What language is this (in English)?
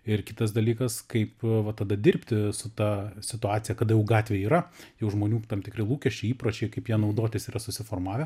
Lithuanian